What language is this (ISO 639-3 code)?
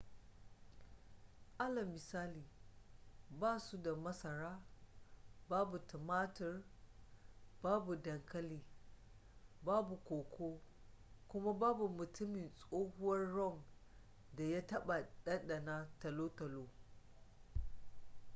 hau